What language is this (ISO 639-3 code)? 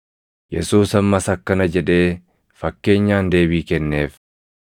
orm